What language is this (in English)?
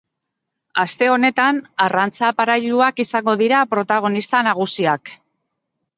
Basque